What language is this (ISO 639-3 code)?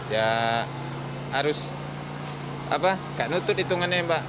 ind